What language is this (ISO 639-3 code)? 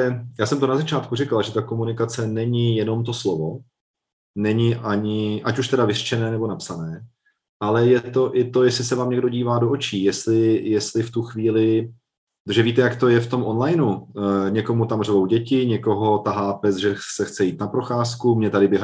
ces